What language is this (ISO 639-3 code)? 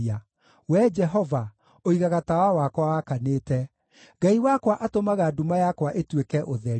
kik